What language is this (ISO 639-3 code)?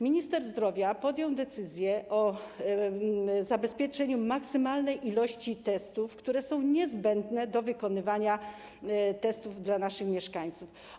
pol